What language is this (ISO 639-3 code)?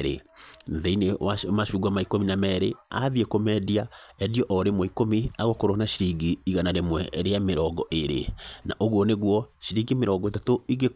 kik